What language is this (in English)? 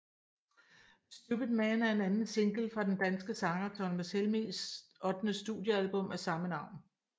Danish